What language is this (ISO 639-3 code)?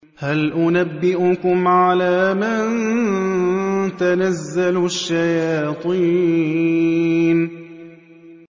ara